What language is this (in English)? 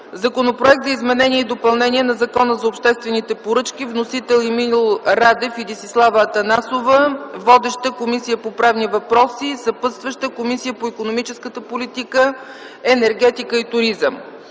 Bulgarian